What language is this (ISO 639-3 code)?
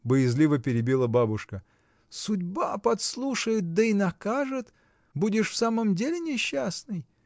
rus